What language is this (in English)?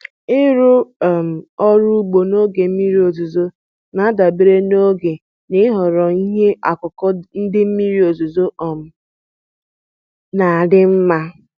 Igbo